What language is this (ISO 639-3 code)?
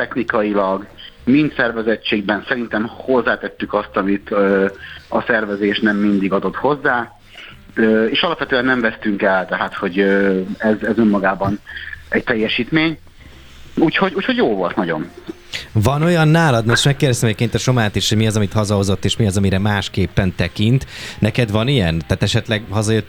hun